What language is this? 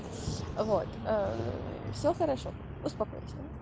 Russian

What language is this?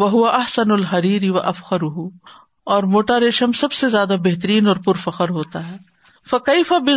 Urdu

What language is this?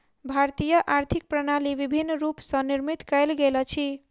Maithili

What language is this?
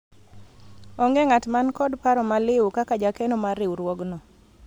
Luo (Kenya and Tanzania)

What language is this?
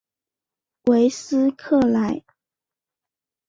Chinese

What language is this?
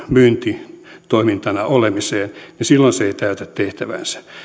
Finnish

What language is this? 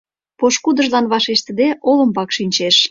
Mari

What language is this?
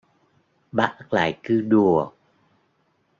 Vietnamese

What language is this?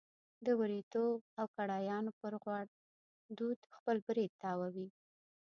Pashto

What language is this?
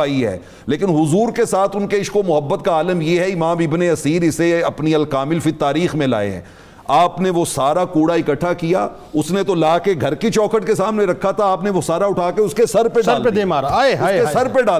Urdu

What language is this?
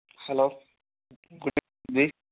Telugu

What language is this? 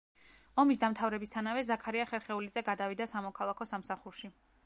Georgian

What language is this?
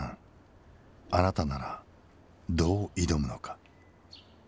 Japanese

